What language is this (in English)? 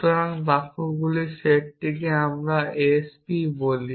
Bangla